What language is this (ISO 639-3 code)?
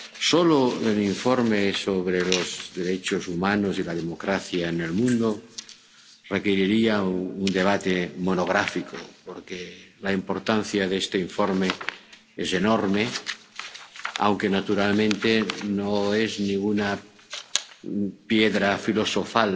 spa